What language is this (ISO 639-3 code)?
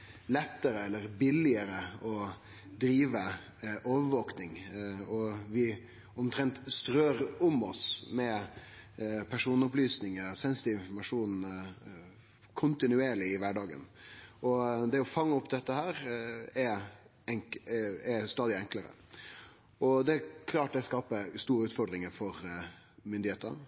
nno